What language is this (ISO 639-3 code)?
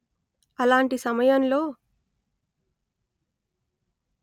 tel